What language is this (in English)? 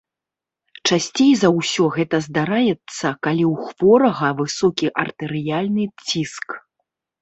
Belarusian